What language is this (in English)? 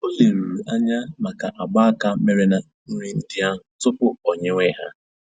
Igbo